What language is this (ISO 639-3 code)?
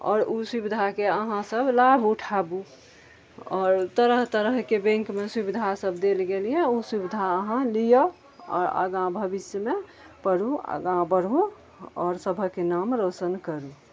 mai